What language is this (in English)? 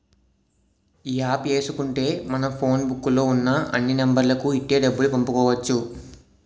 Telugu